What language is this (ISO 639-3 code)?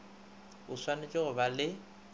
nso